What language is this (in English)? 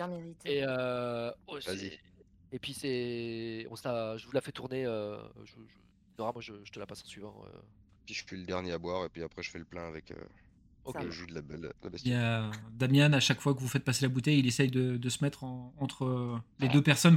French